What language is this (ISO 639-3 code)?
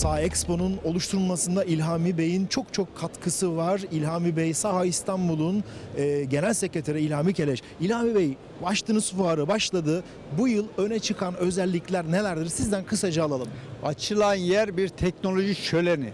tur